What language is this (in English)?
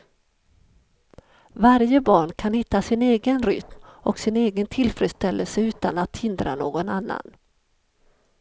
Swedish